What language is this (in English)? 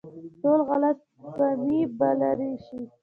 Pashto